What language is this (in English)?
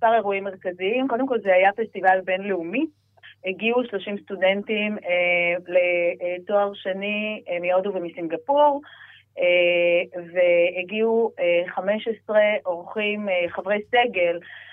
Hebrew